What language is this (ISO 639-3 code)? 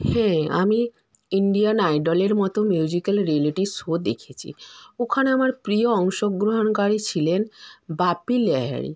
ben